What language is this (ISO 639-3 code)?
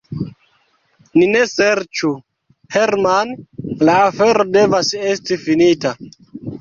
epo